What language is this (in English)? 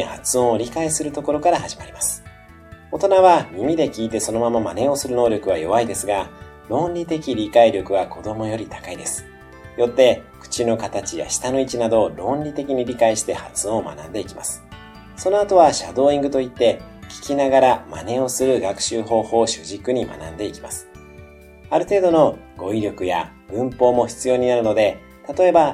Japanese